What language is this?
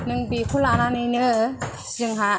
Bodo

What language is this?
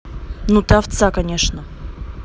Russian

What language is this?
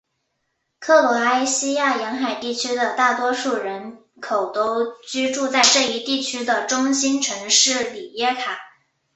Chinese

